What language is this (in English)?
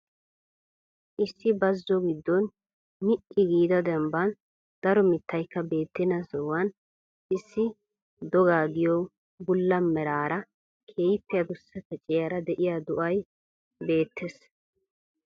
Wolaytta